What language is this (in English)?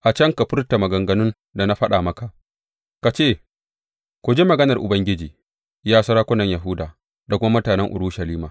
Hausa